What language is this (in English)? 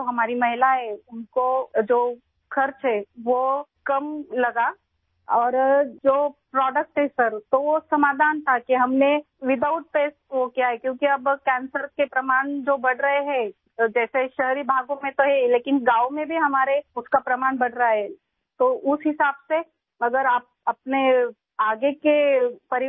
Urdu